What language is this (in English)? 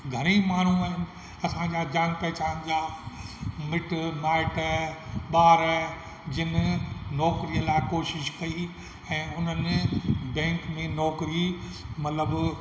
Sindhi